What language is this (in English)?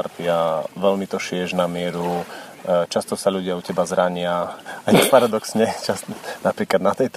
Slovak